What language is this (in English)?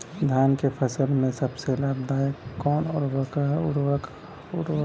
Bhojpuri